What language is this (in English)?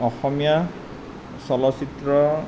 Assamese